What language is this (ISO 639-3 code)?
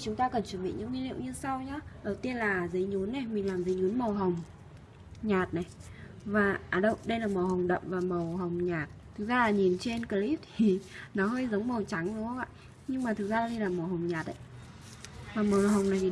vie